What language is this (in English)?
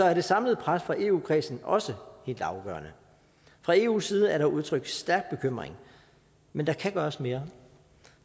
Danish